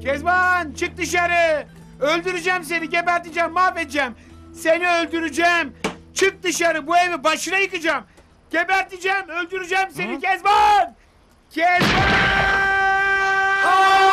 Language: Turkish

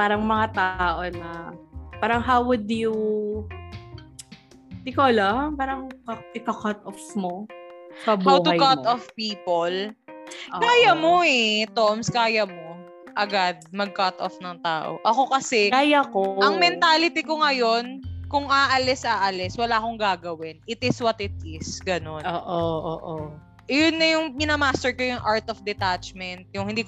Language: Filipino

